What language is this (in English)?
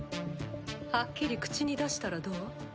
Japanese